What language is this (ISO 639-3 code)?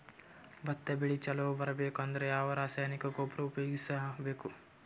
kan